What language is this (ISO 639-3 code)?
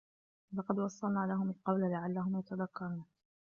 ara